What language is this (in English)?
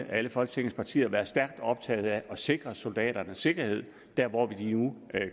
Danish